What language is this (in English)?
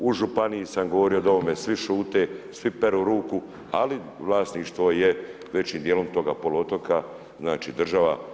Croatian